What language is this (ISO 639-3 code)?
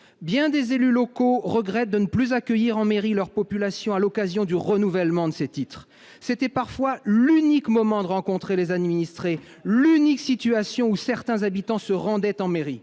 fra